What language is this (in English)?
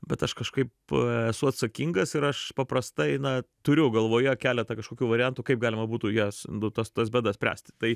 Lithuanian